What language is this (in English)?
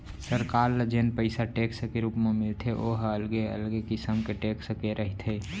Chhattisgarhi